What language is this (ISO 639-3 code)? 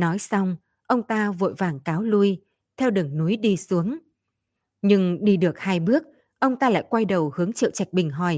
vie